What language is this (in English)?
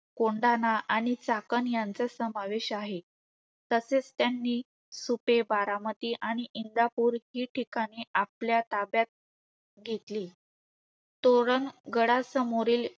Marathi